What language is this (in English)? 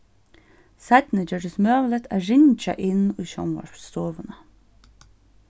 Faroese